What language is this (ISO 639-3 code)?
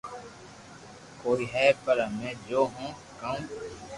lrk